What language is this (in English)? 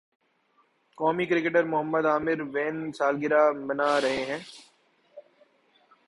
Urdu